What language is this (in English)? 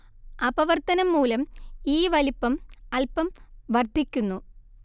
Malayalam